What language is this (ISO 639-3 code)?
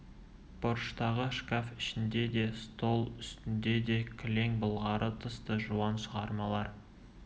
kaz